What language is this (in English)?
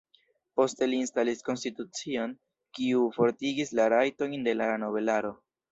Esperanto